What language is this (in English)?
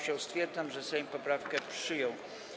Polish